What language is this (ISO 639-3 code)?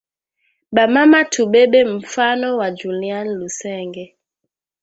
swa